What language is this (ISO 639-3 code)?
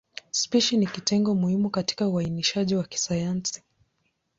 swa